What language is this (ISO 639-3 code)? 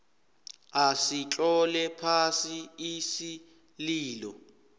nbl